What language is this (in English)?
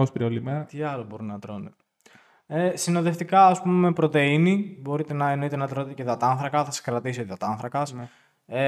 Greek